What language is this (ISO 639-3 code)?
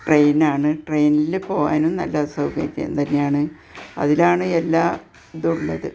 mal